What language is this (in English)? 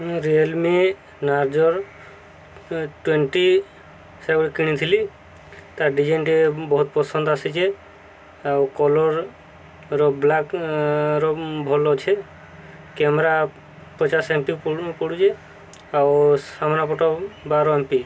Odia